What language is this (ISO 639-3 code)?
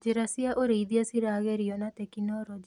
kik